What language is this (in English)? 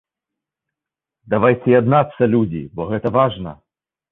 Belarusian